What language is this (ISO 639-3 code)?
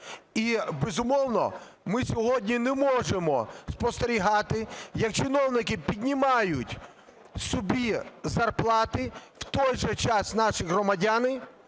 ukr